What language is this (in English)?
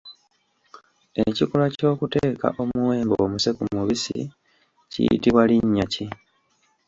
Ganda